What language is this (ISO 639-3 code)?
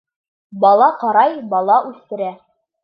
bak